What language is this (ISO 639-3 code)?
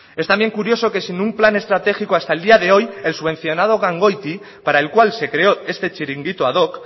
spa